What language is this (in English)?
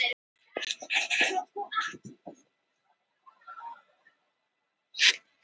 Icelandic